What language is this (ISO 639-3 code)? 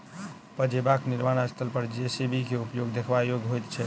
mai